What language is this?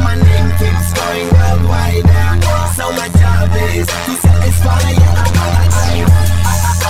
Filipino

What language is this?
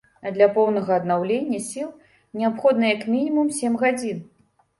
Belarusian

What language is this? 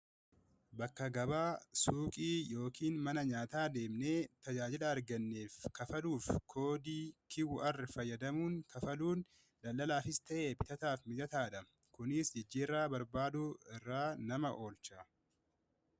Oromo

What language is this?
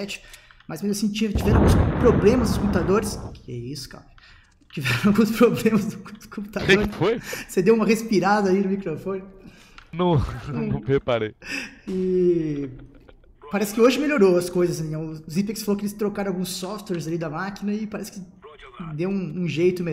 Portuguese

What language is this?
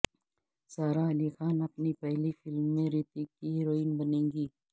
Urdu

